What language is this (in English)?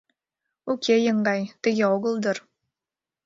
Mari